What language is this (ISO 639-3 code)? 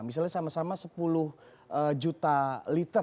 ind